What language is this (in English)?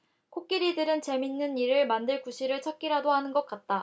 Korean